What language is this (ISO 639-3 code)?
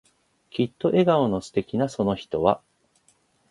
jpn